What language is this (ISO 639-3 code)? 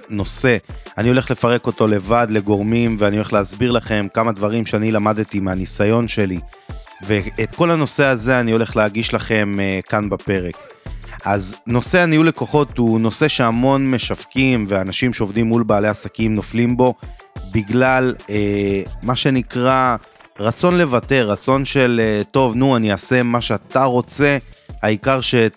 heb